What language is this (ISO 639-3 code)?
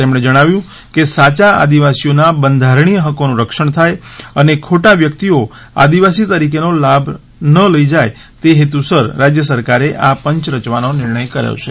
guj